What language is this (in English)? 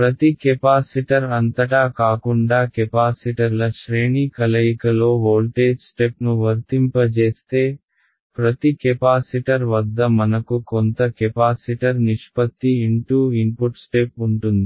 Telugu